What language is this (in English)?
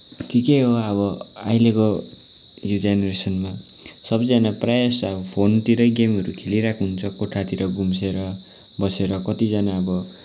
Nepali